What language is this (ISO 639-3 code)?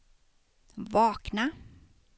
swe